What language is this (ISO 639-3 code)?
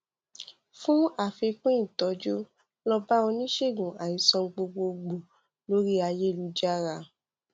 yor